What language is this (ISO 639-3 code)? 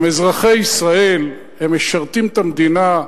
heb